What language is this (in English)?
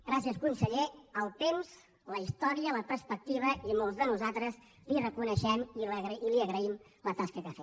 Catalan